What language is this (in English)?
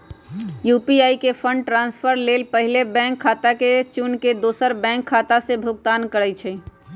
Magahi